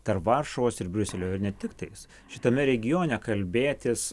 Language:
Lithuanian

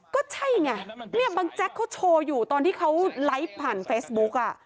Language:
Thai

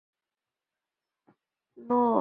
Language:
Chinese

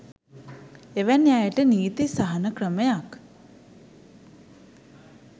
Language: Sinhala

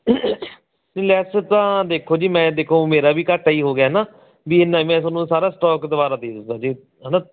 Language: Punjabi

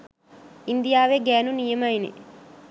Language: Sinhala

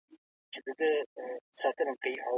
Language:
Pashto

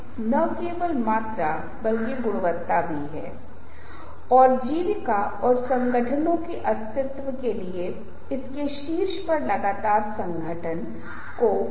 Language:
Hindi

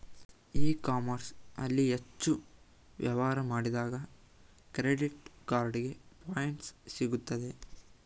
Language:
Kannada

